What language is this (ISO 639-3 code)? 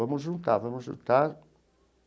por